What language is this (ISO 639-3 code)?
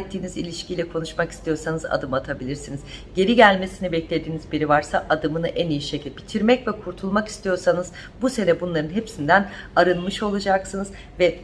tur